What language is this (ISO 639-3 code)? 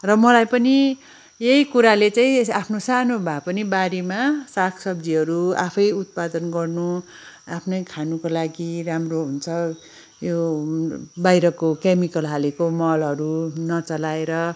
nep